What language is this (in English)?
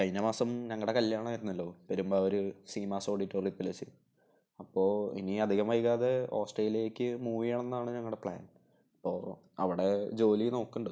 Malayalam